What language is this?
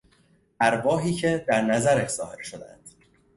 Persian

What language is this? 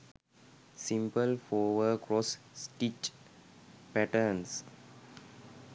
Sinhala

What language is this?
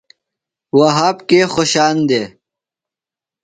Phalura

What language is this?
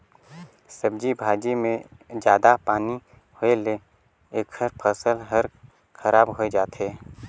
Chhattisgarhi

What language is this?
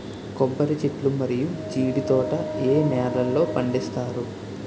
Telugu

